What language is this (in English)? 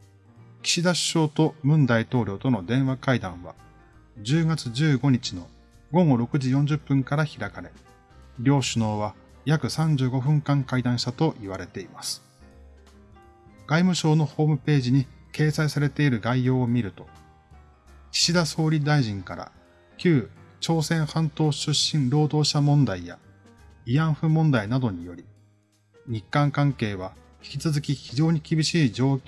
Japanese